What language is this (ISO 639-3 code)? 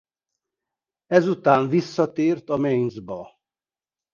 hun